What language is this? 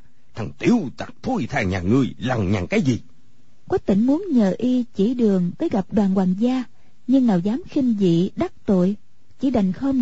Vietnamese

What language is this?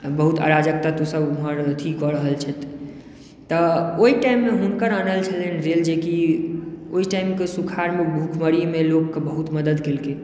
Maithili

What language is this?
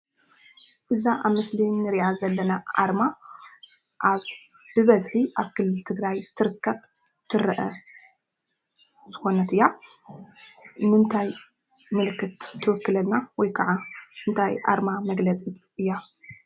Tigrinya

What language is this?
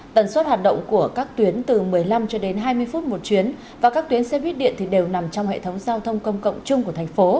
Vietnamese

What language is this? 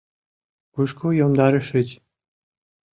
Mari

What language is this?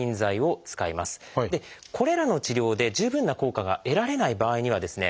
Japanese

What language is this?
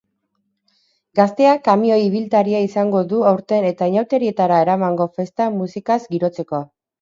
Basque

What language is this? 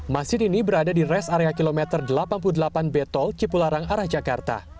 Indonesian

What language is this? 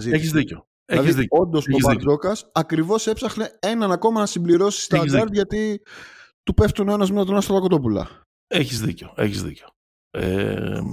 Greek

